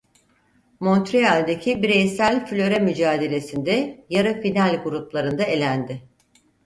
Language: Turkish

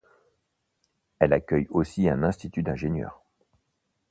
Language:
French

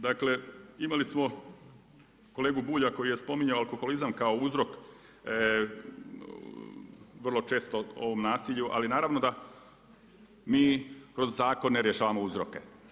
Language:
Croatian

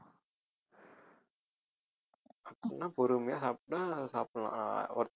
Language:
Tamil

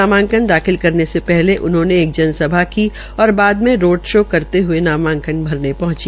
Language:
Hindi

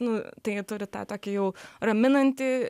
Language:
Lithuanian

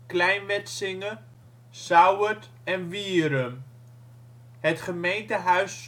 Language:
Dutch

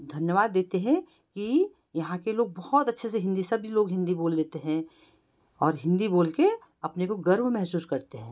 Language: Hindi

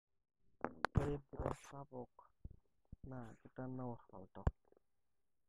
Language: Masai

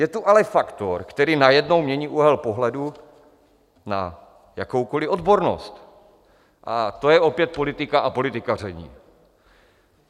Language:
Czech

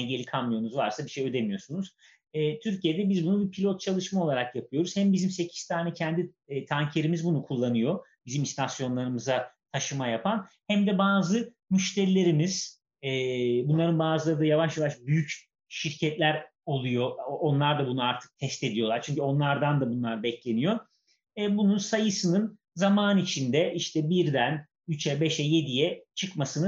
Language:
Turkish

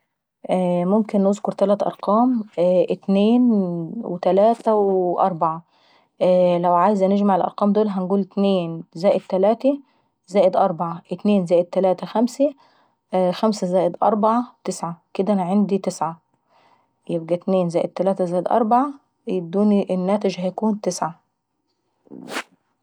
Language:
Saidi Arabic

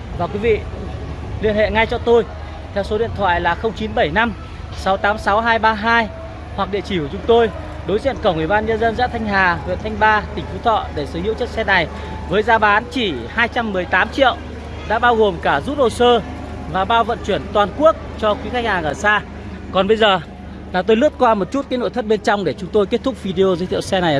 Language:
Vietnamese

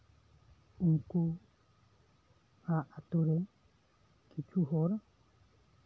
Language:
Santali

